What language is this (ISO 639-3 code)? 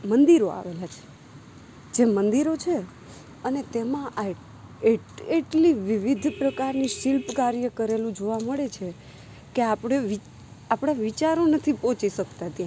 guj